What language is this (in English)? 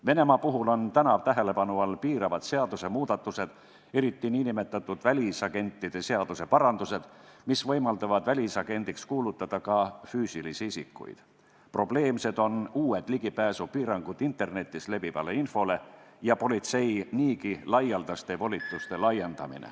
Estonian